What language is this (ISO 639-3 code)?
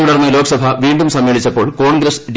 mal